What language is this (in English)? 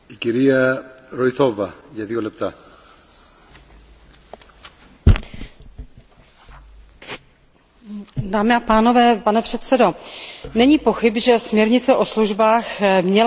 Czech